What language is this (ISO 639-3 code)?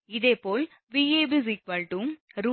tam